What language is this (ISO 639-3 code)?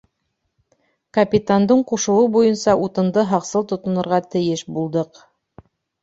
bak